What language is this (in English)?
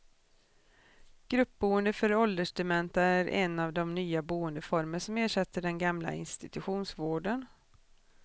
Swedish